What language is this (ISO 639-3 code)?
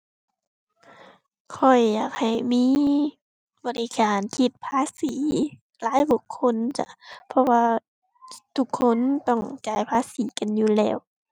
tha